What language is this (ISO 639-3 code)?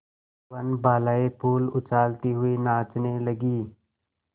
hin